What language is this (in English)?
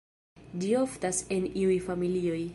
Esperanto